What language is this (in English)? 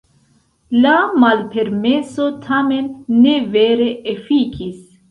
Esperanto